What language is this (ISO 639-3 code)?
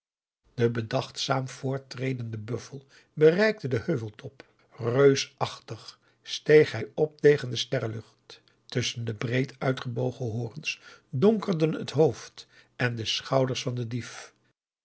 nld